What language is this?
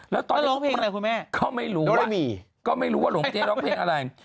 Thai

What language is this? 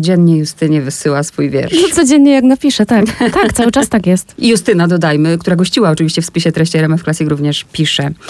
Polish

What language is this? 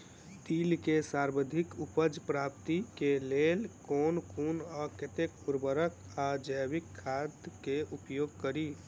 Maithili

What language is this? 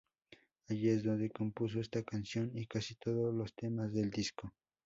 Spanish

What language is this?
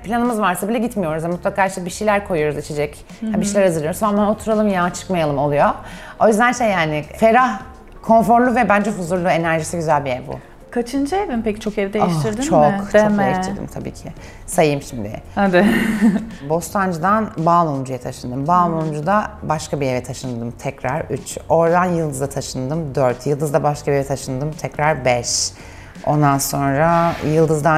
Turkish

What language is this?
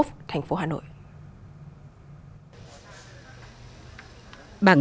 Vietnamese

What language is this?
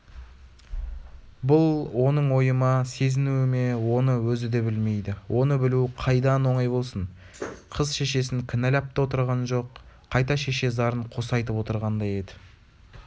Kazakh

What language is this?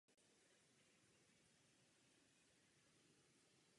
Czech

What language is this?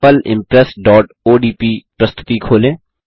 Hindi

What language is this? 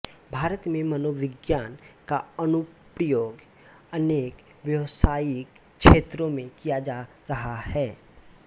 Hindi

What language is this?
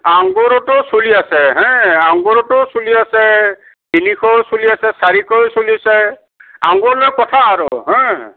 Assamese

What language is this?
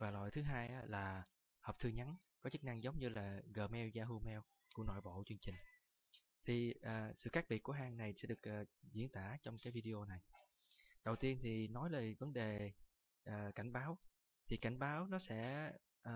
Vietnamese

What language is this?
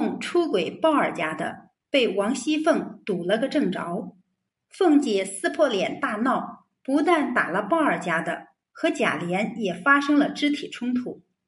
Chinese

